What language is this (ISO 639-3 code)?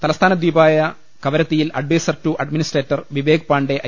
mal